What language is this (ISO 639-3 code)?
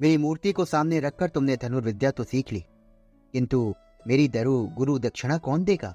hin